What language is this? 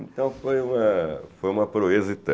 Portuguese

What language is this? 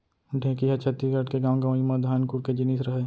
Chhattisgarhi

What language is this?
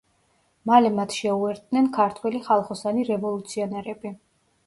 Georgian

